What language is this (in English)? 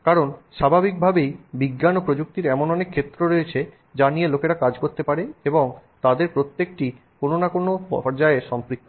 Bangla